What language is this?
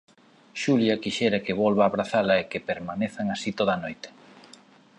Galician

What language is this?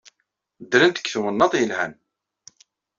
Kabyle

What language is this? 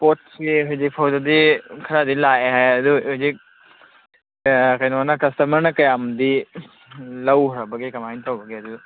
Manipuri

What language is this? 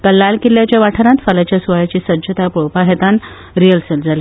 Konkani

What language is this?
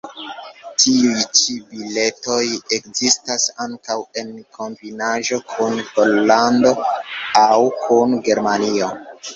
Esperanto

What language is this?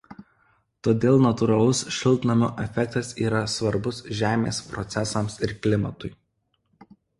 Lithuanian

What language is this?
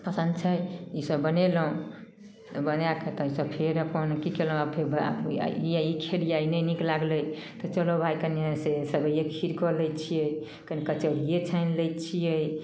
Maithili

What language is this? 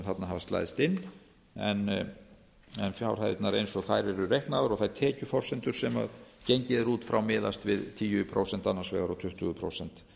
Icelandic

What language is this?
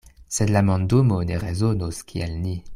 Esperanto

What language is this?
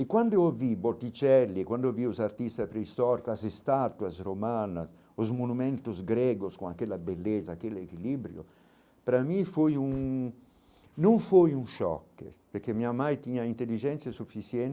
Portuguese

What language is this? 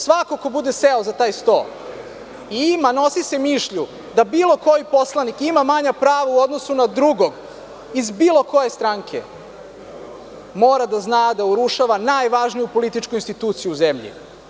Serbian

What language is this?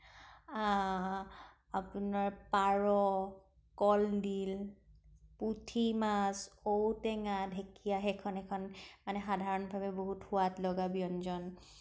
Assamese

